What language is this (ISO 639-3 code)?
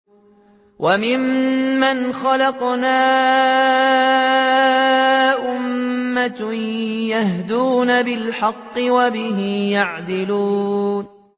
ara